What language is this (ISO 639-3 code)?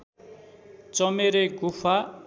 nep